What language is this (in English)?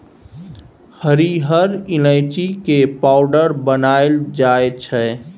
Maithili